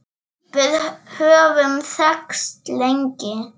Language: Icelandic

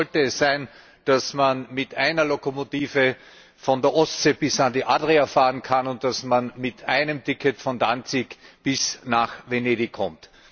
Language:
German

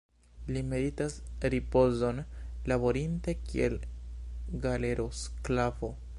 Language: Esperanto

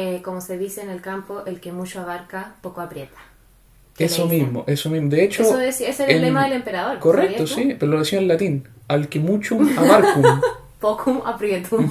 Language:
Spanish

